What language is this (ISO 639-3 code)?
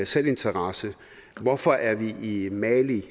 dan